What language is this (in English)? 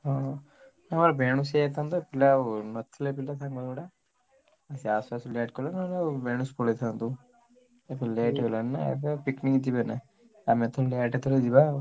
Odia